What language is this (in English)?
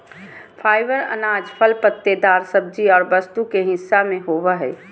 Magahi